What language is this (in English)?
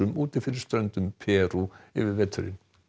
Icelandic